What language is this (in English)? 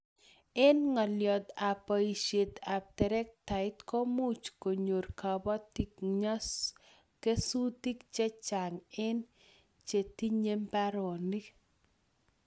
Kalenjin